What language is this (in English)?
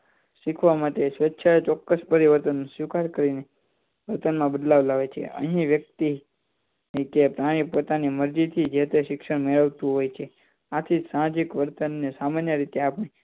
Gujarati